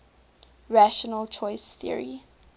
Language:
English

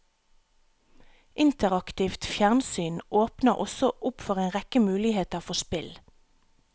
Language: Norwegian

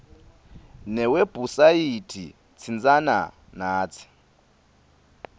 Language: Swati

